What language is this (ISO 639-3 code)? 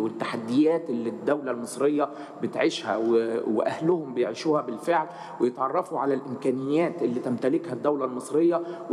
ara